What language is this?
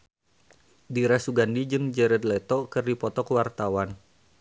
Sundanese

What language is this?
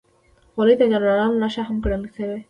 Pashto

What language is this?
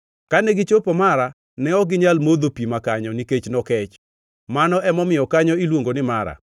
Luo (Kenya and Tanzania)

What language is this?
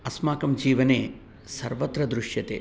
Sanskrit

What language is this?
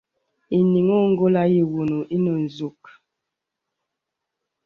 Bebele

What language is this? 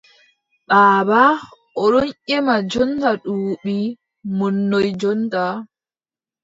Adamawa Fulfulde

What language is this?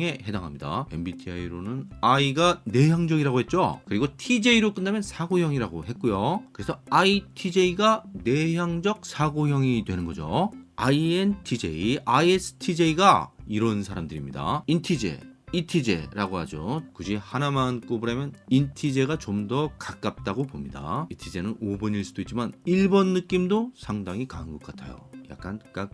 Korean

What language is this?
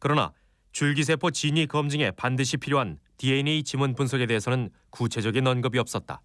Korean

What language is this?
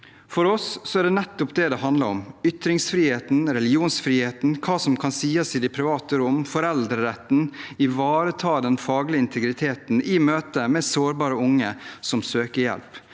Norwegian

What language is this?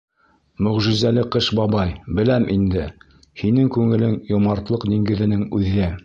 Bashkir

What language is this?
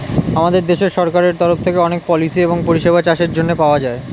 Bangla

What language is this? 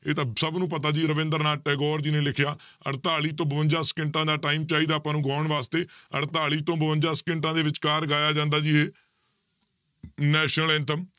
Punjabi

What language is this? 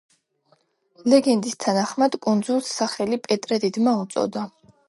Georgian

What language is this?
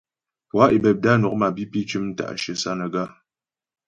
Ghomala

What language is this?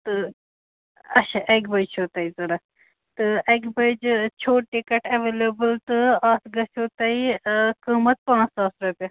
Kashmiri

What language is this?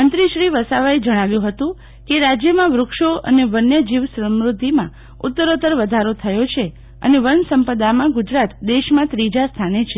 Gujarati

